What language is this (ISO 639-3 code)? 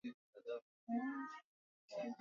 swa